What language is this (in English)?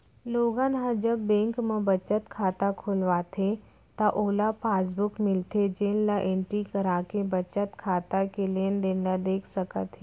Chhattisgarhi